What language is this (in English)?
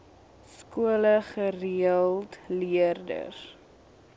Afrikaans